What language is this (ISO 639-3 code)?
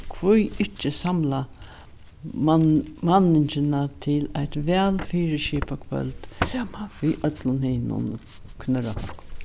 fao